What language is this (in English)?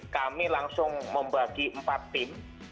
Indonesian